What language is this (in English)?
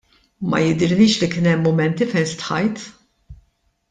Maltese